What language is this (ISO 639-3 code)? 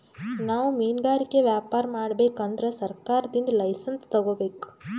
kan